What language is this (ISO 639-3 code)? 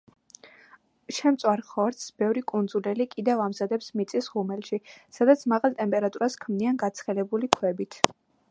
kat